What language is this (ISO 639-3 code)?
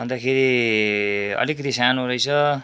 nep